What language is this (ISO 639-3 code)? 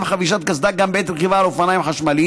heb